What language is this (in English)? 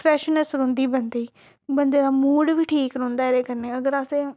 Dogri